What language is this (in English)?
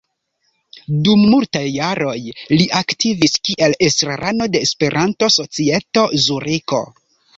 Esperanto